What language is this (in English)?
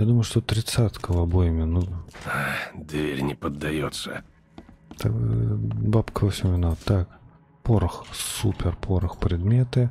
Russian